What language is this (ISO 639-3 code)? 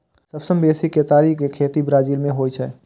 mai